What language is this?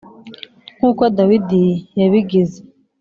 Kinyarwanda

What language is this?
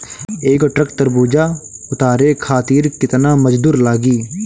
Bhojpuri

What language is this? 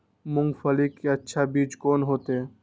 Maithili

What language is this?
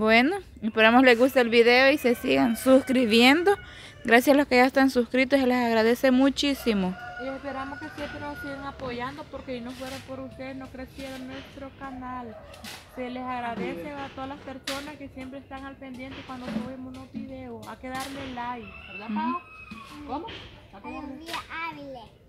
Spanish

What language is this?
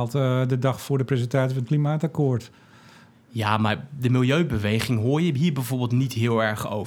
Dutch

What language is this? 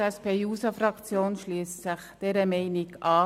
Swiss German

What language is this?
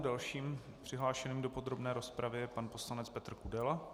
Czech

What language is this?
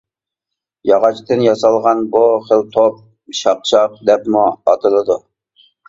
Uyghur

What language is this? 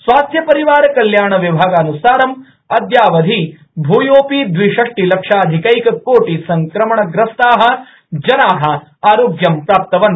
Sanskrit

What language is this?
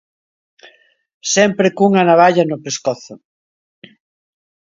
Galician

